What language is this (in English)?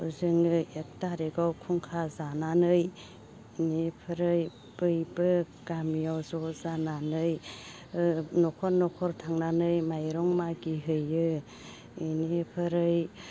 Bodo